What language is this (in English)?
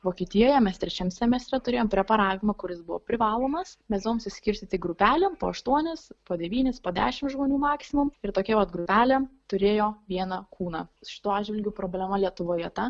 Lithuanian